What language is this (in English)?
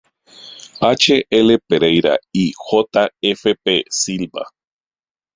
Spanish